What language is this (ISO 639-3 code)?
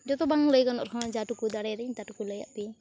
sat